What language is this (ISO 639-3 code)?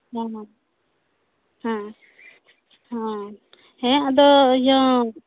sat